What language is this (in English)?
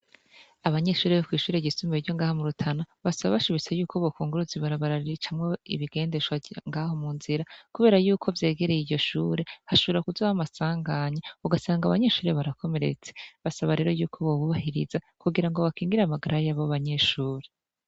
Rundi